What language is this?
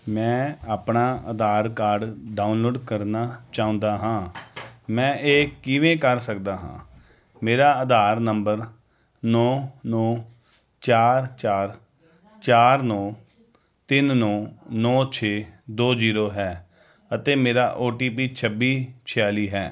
Punjabi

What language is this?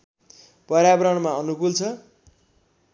Nepali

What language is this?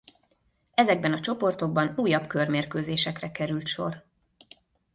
Hungarian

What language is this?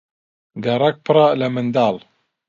Central Kurdish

